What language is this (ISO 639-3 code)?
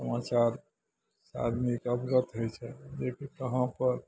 mai